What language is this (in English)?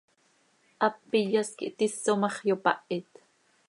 Seri